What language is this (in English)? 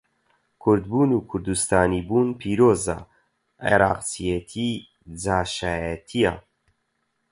Central Kurdish